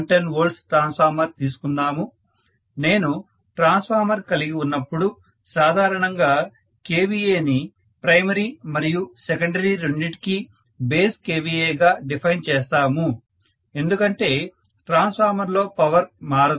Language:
Telugu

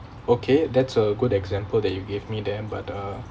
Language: English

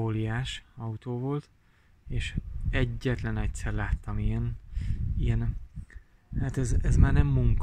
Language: Hungarian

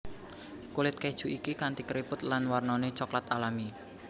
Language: Javanese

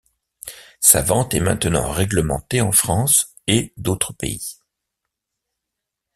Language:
French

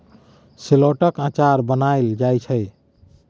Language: Maithili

